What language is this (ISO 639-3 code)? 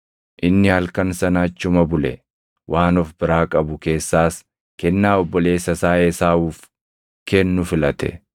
orm